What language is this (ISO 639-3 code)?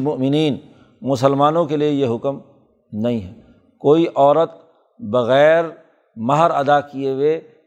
urd